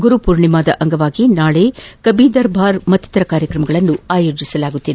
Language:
Kannada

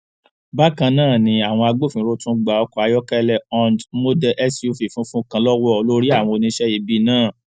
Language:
Yoruba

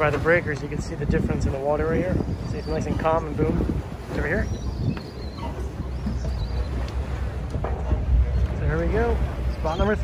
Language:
English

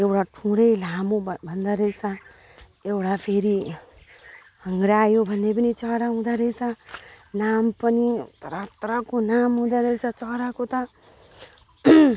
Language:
Nepali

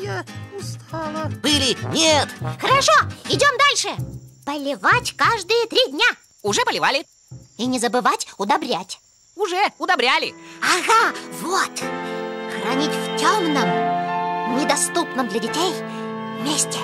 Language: Russian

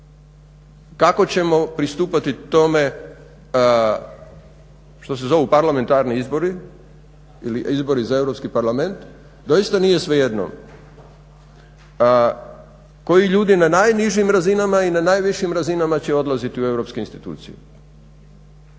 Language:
Croatian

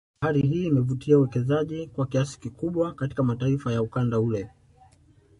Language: Swahili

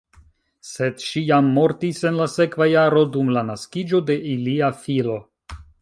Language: Esperanto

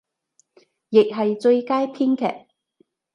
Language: Cantonese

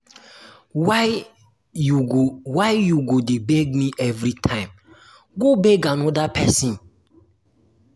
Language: Nigerian Pidgin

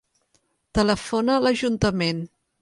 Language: Catalan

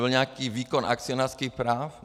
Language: Czech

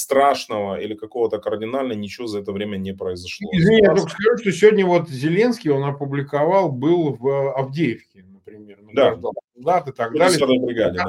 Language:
Russian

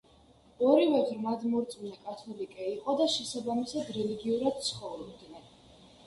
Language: Georgian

